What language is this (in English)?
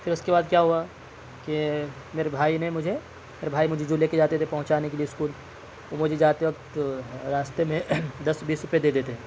Urdu